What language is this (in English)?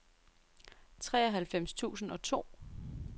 Danish